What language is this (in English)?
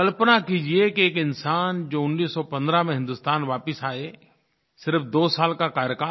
Hindi